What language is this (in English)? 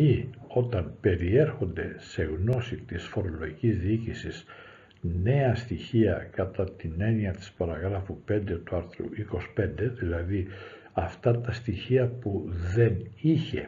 Greek